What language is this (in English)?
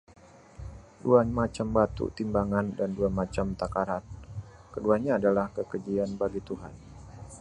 Indonesian